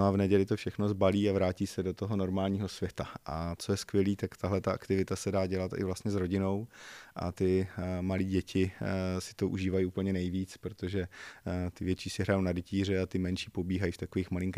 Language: Czech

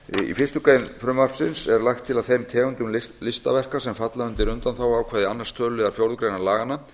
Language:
Icelandic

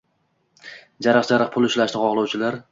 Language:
Uzbek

